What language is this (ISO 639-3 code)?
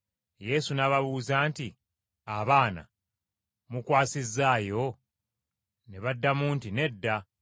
lug